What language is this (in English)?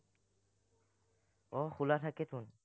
Assamese